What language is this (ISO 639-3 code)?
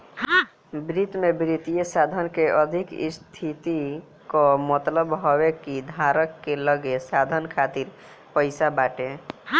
bho